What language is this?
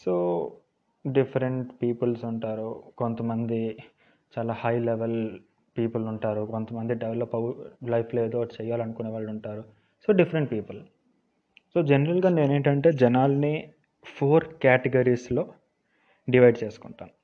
Telugu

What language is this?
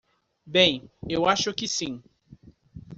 Portuguese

